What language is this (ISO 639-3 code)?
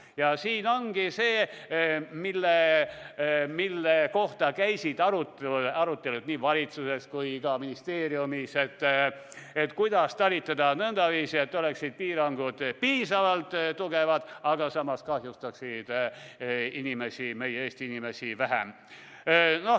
est